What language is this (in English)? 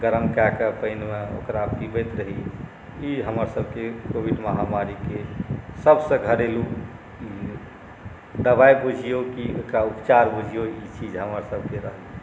Maithili